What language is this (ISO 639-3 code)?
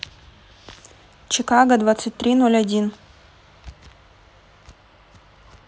rus